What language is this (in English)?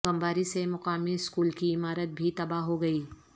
Urdu